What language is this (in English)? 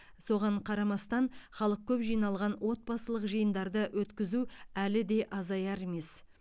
Kazakh